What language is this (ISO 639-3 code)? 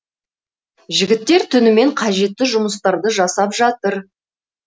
kaz